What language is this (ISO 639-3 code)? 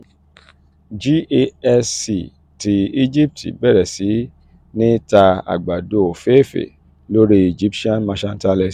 yor